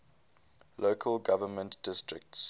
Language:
English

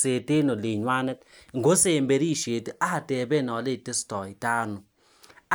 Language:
Kalenjin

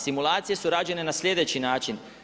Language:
Croatian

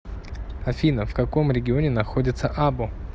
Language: Russian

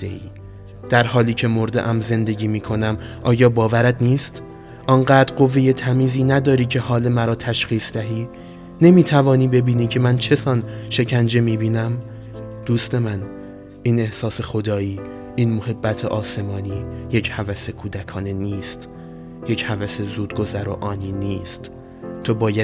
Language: Persian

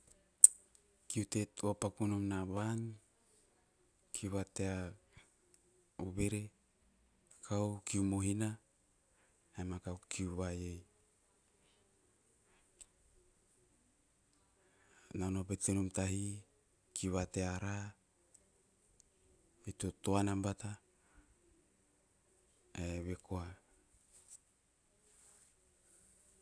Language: Teop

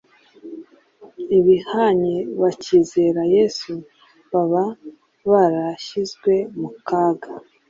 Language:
Kinyarwanda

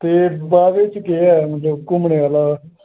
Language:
Dogri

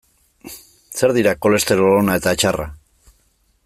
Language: Basque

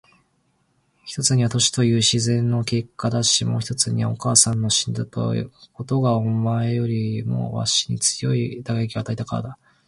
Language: Japanese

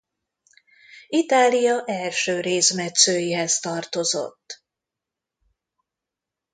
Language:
Hungarian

